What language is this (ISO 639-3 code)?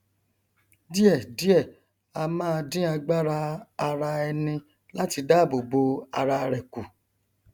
yor